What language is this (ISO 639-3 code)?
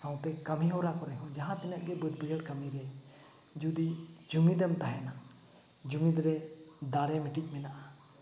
sat